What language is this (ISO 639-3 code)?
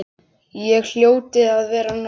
isl